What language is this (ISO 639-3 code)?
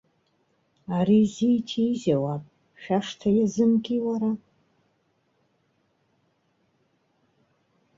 abk